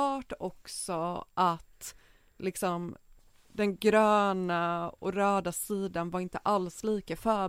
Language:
Swedish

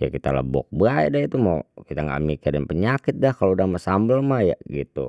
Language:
Betawi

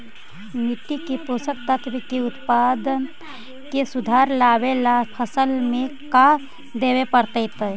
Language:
Magahi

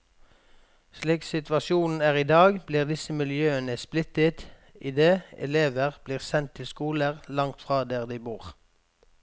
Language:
Norwegian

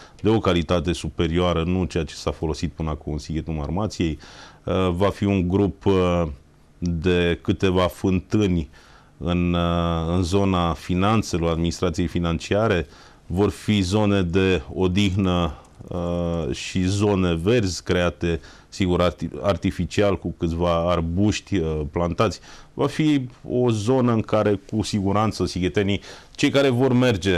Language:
Romanian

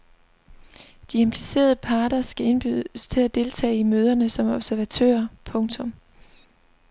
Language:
Danish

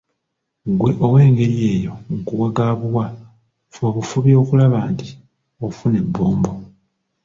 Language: Ganda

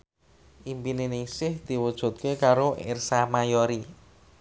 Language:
Javanese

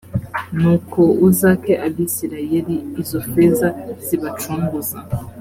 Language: Kinyarwanda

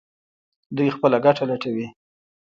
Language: Pashto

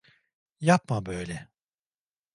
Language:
Turkish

